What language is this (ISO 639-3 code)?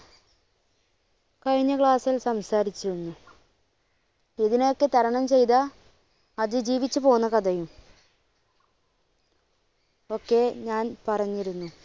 mal